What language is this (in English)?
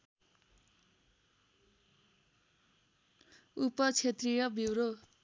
Nepali